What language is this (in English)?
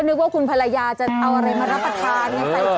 Thai